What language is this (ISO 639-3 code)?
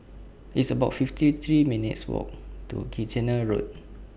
eng